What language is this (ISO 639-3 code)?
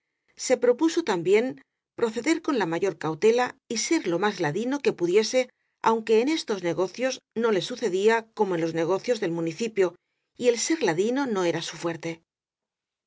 spa